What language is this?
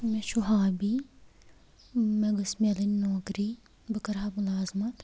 Kashmiri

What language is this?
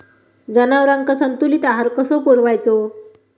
Marathi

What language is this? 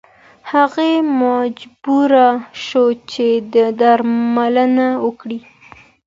Pashto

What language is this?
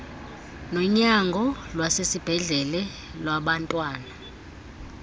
Xhosa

